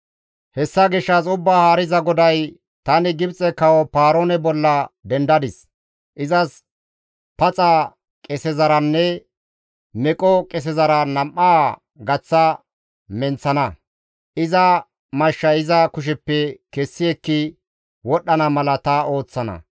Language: Gamo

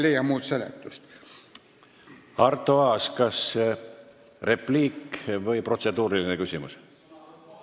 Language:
Estonian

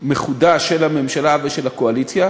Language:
Hebrew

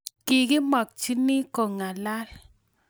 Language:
Kalenjin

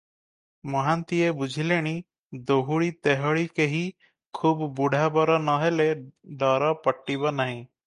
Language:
Odia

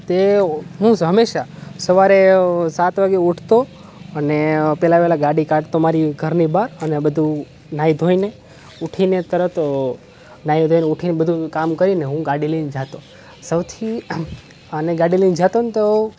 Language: Gujarati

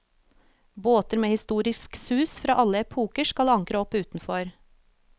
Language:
Norwegian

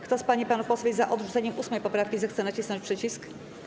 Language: Polish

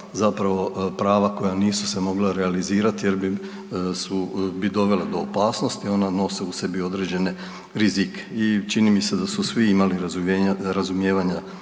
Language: Croatian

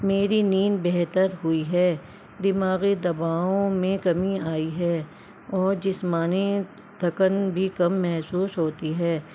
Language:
Urdu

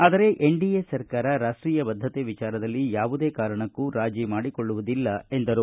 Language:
Kannada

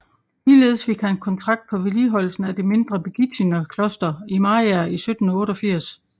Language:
Danish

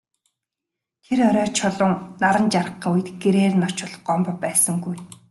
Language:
Mongolian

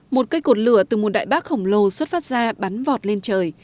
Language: Vietnamese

